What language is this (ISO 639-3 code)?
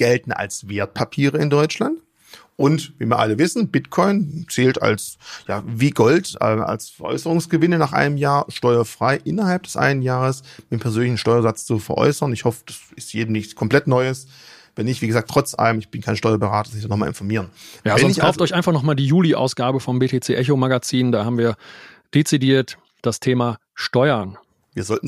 deu